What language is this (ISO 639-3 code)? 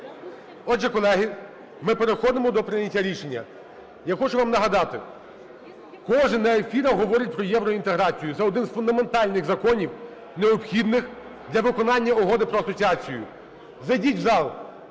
ukr